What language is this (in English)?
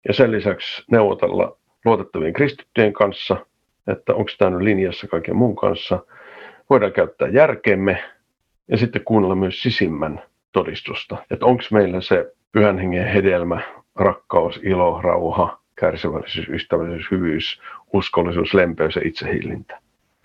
Finnish